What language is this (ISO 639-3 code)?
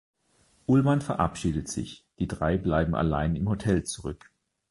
deu